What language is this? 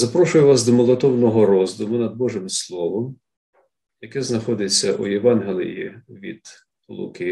Ukrainian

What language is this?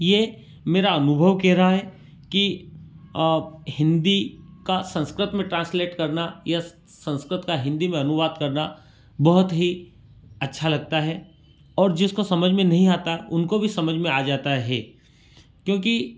Hindi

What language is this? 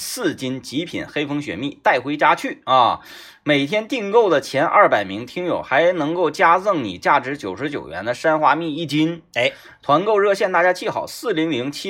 Chinese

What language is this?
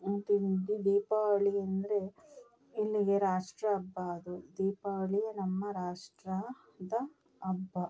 Kannada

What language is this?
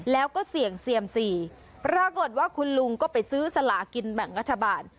Thai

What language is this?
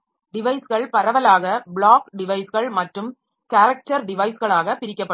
Tamil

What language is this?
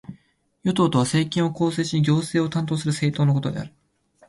Japanese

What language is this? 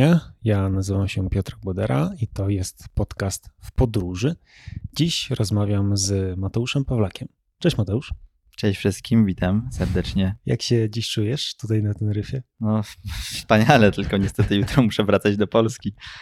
Polish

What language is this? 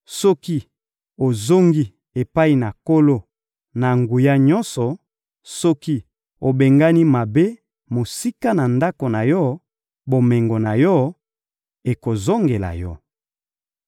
Lingala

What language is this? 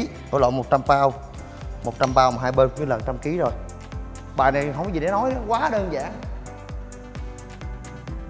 Vietnamese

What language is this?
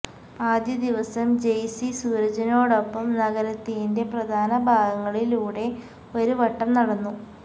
Malayalam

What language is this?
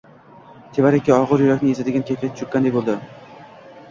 Uzbek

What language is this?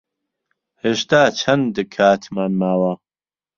Central Kurdish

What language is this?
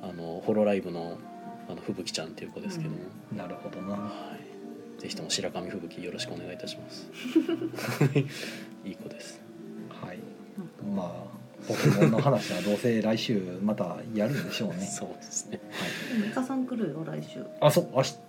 Japanese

